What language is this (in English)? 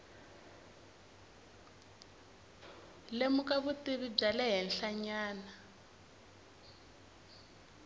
Tsonga